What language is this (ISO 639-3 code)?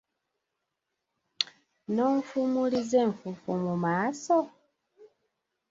lug